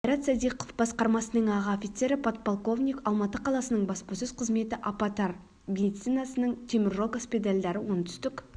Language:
Kazakh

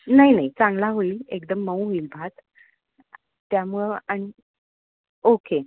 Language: Marathi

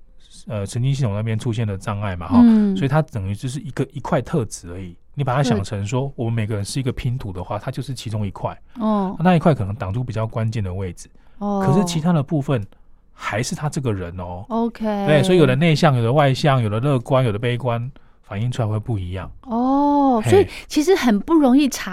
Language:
Chinese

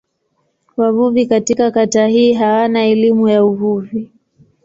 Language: Swahili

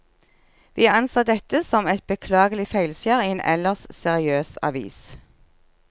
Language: Norwegian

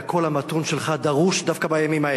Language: Hebrew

